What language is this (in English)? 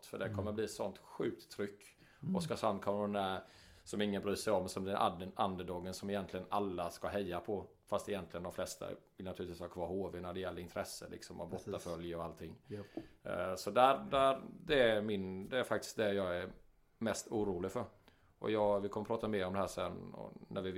Swedish